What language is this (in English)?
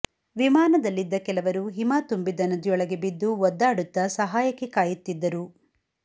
Kannada